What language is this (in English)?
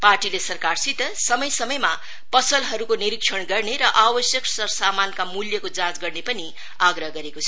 Nepali